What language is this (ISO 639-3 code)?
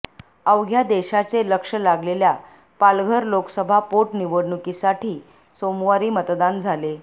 mar